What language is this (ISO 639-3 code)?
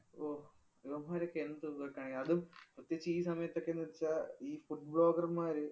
mal